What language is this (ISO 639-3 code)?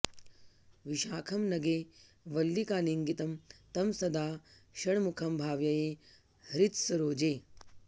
san